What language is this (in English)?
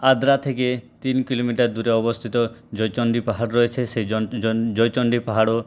Bangla